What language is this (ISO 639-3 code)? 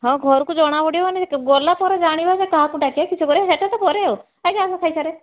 ori